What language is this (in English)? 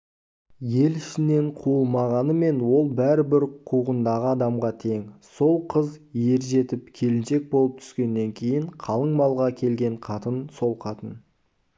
Kazakh